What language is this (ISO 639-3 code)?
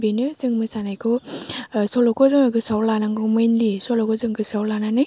brx